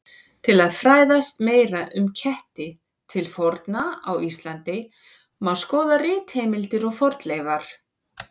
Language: Icelandic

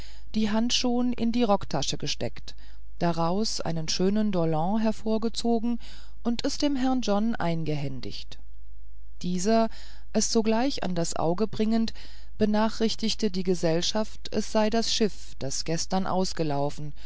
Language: German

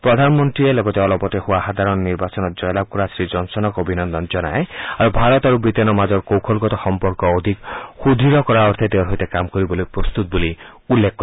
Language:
Assamese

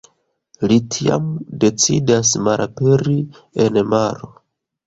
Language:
Esperanto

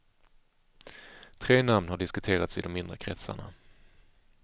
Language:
Swedish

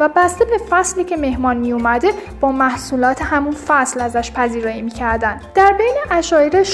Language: Persian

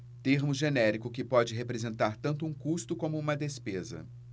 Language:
Portuguese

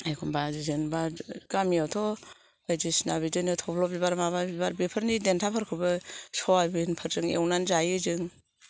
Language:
Bodo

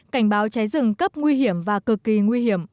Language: Vietnamese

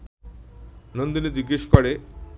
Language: Bangla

